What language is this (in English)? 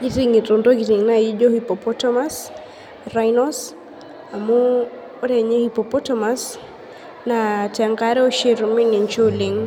Masai